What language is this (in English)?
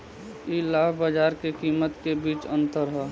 Bhojpuri